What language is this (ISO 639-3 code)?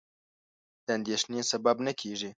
pus